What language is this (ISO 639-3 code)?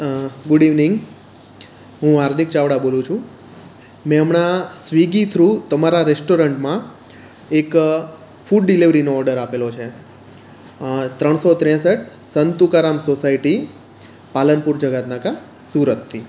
guj